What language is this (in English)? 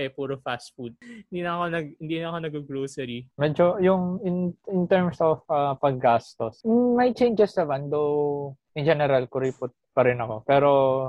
Filipino